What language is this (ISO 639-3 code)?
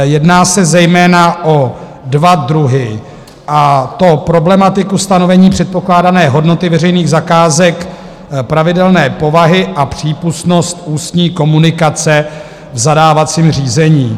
ces